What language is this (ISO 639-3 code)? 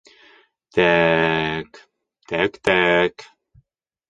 bak